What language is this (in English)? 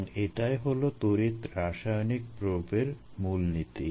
Bangla